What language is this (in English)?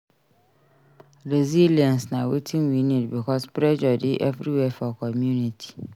Nigerian Pidgin